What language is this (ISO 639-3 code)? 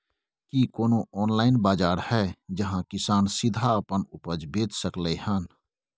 mai